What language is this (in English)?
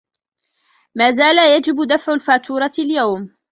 Arabic